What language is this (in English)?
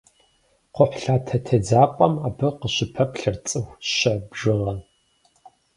Kabardian